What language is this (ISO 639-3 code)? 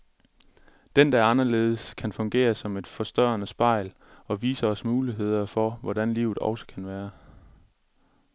dan